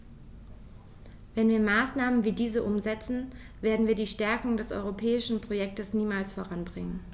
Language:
German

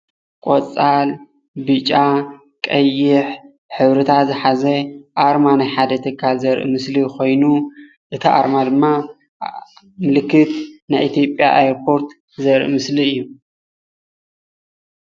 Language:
Tigrinya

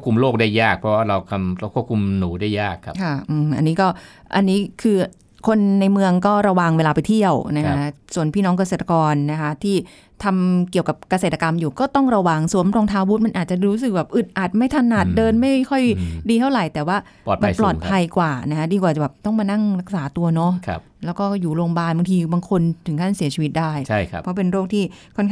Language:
Thai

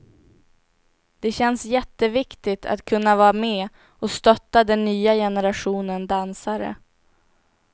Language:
Swedish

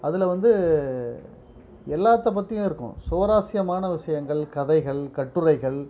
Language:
Tamil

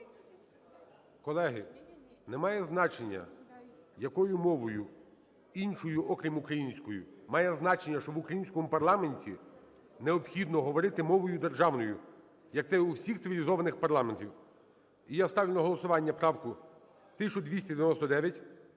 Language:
Ukrainian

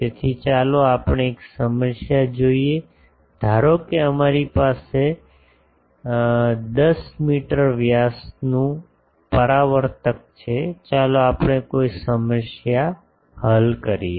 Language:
Gujarati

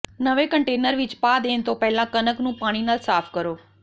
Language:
Punjabi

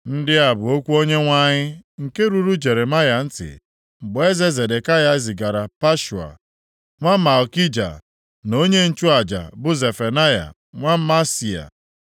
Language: Igbo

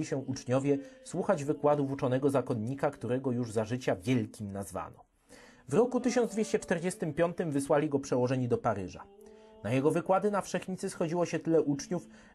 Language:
Polish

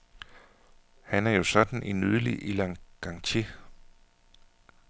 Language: Danish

